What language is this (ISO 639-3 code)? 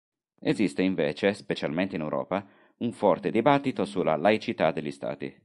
ita